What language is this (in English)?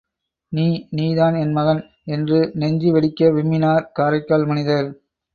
Tamil